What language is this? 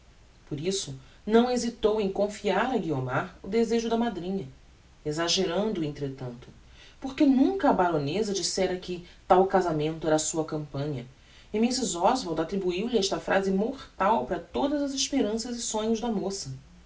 Portuguese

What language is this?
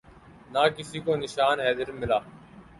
Urdu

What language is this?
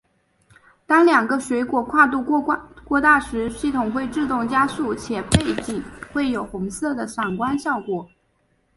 Chinese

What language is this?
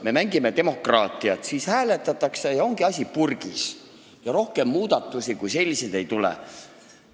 Estonian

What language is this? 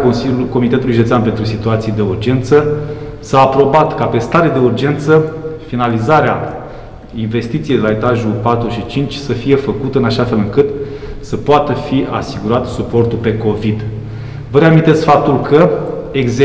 Romanian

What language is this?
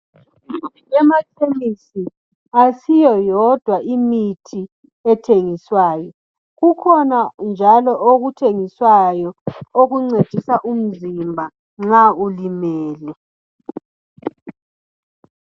North Ndebele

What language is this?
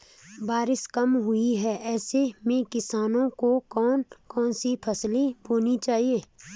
Hindi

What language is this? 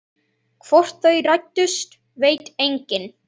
Icelandic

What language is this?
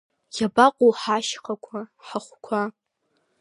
Abkhazian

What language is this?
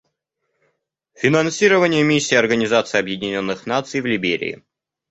Russian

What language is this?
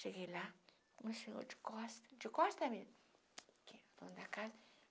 Portuguese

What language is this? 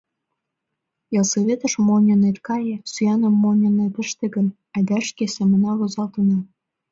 Mari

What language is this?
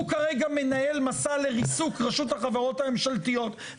Hebrew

